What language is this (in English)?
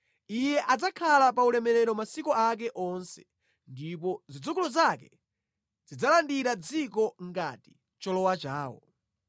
Nyanja